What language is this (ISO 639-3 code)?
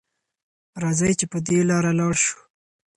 pus